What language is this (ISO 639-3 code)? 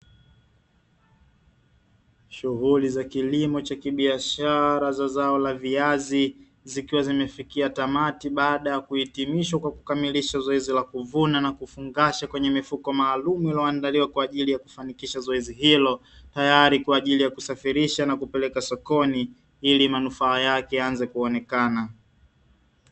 swa